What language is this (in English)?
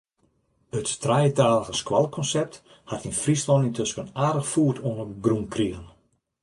Western Frisian